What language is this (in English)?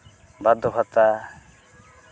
Santali